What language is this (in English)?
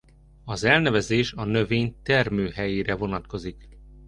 Hungarian